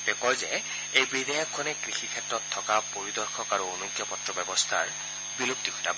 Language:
Assamese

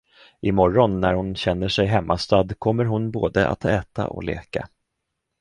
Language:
Swedish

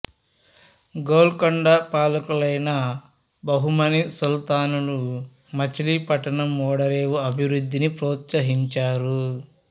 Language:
Telugu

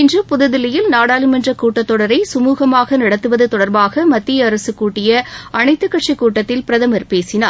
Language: Tamil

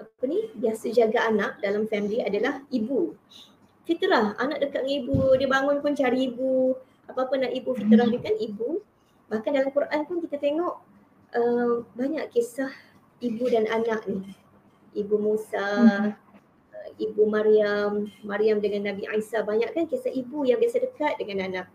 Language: Malay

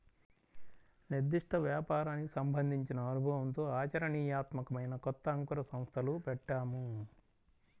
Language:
Telugu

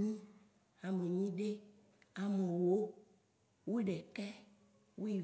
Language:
Waci Gbe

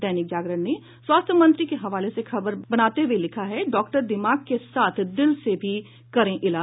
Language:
Hindi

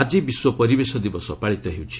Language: Odia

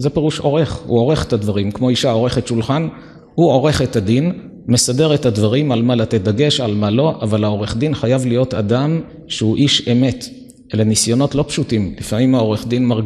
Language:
Hebrew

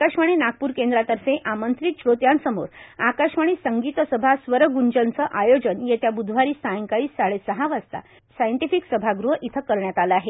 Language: Marathi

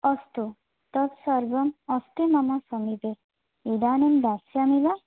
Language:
Sanskrit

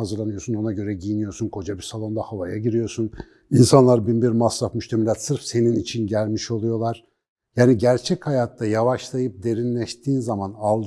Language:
Turkish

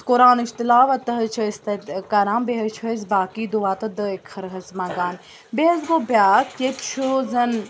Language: Kashmiri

